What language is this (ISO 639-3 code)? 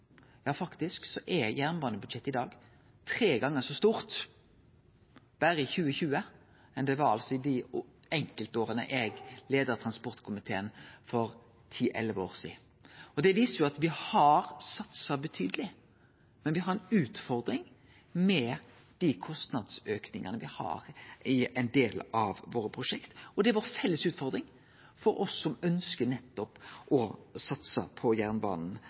nno